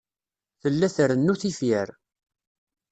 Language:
Kabyle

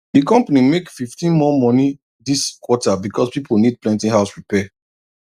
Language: Nigerian Pidgin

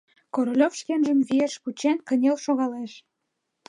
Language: Mari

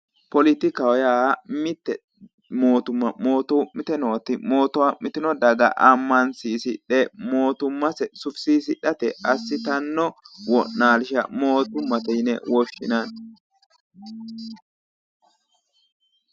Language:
Sidamo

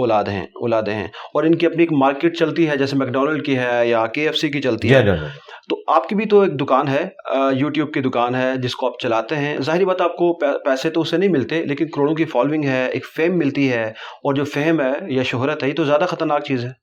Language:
Urdu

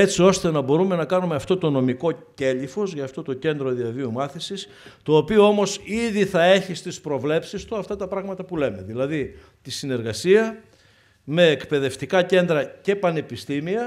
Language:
Greek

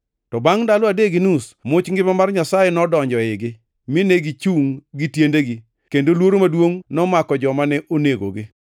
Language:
Luo (Kenya and Tanzania)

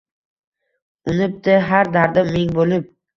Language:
Uzbek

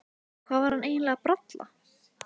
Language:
Icelandic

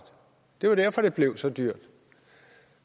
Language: Danish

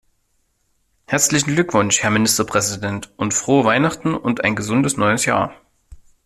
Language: German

